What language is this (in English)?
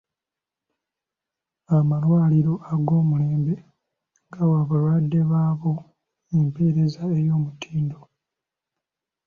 Ganda